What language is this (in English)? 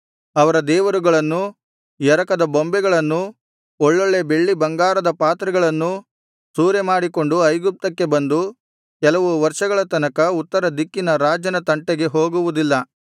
Kannada